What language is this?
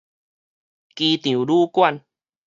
Min Nan Chinese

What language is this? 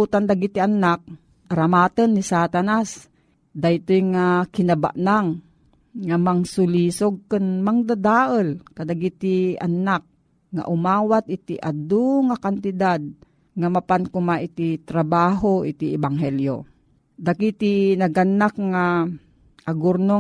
Filipino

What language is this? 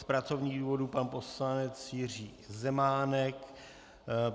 Czech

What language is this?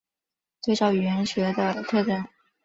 Chinese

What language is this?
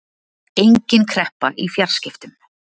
Icelandic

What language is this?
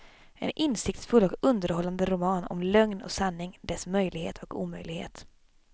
Swedish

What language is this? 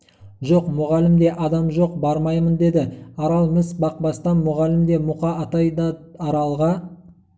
Kazakh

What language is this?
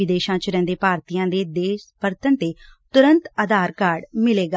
Punjabi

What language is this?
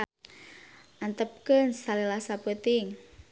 Sundanese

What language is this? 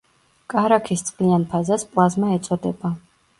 Georgian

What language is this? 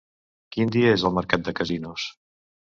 Catalan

